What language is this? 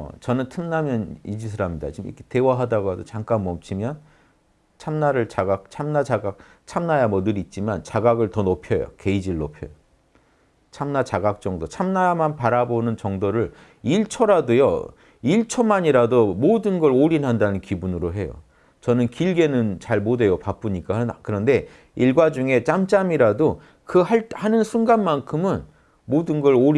Korean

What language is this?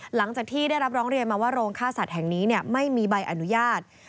Thai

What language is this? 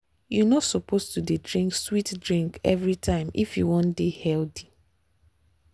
Nigerian Pidgin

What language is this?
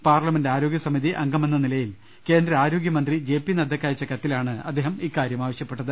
Malayalam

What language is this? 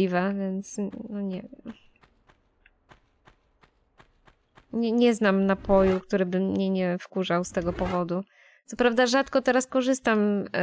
Polish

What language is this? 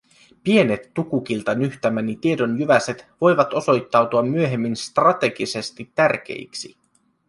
Finnish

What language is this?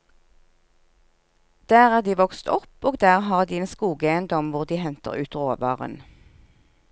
Norwegian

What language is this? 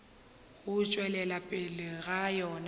Northern Sotho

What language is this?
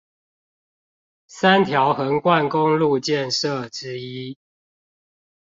Chinese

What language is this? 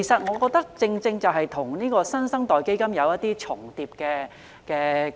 Cantonese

